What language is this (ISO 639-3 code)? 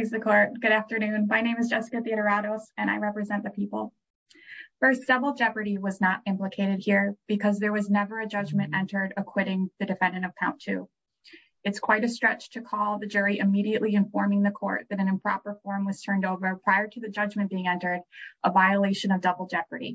eng